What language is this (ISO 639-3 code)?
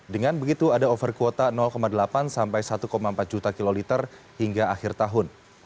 ind